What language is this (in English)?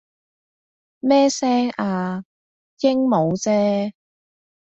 Cantonese